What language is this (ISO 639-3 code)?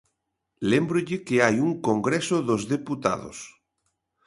glg